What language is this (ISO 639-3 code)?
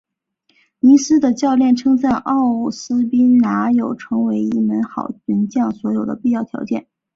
zho